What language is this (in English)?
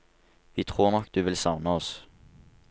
Norwegian